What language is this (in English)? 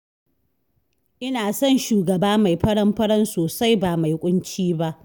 Hausa